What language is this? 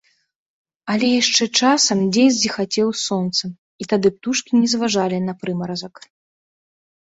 Belarusian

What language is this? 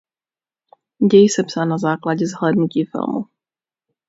Czech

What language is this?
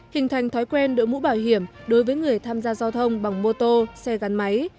Vietnamese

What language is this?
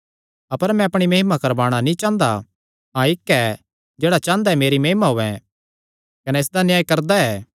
Kangri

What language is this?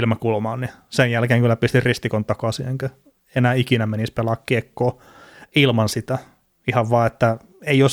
Finnish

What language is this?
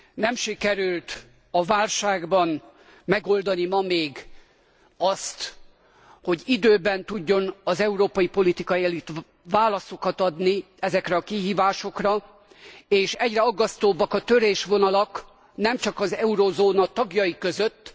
Hungarian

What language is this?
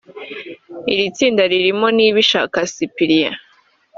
Kinyarwanda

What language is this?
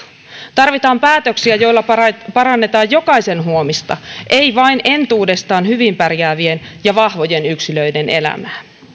Finnish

